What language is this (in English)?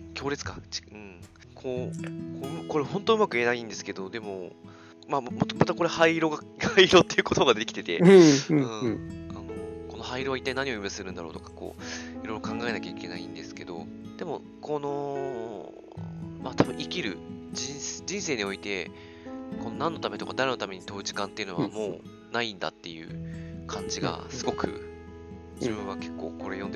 Japanese